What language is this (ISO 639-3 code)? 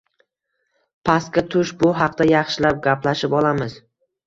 uzb